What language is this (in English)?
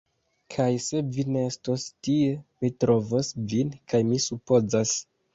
Esperanto